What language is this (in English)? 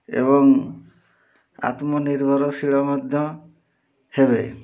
Odia